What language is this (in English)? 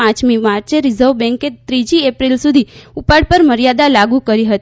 Gujarati